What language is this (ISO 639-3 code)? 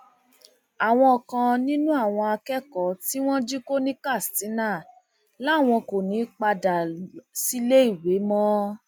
yor